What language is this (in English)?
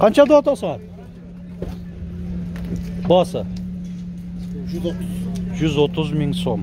Turkish